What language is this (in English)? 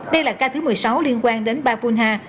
Vietnamese